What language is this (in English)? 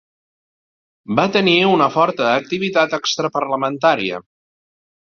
Catalan